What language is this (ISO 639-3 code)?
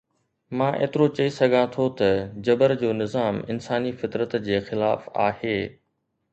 snd